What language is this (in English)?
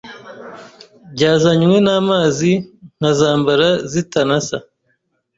Kinyarwanda